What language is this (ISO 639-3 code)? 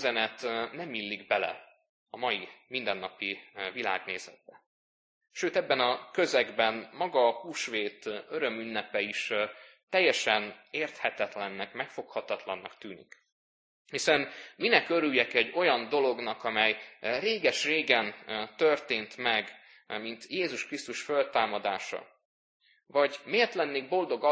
hun